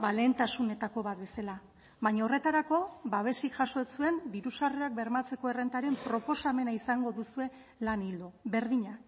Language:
Basque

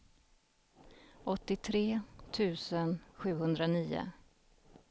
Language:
Swedish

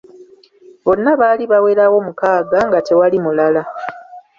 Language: Ganda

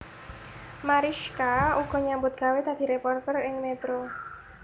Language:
Javanese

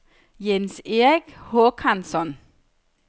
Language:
Danish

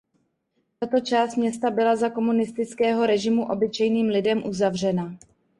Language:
Czech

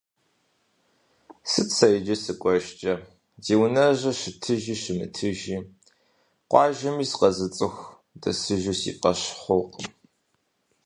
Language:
Kabardian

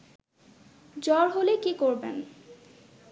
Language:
Bangla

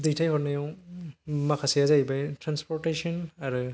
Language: Bodo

